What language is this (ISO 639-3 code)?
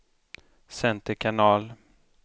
swe